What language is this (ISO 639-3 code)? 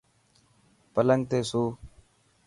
mki